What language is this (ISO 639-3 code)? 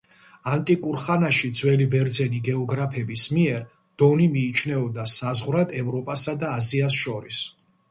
kat